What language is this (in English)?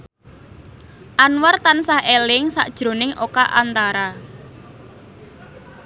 Javanese